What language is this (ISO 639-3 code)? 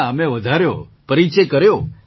guj